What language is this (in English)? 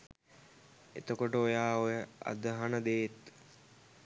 Sinhala